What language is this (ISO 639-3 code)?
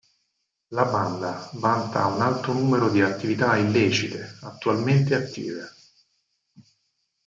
ita